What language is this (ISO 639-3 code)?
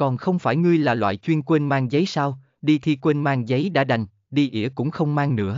vie